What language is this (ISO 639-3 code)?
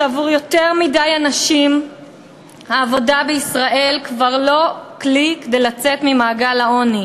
heb